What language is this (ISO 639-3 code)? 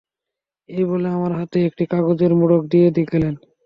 ben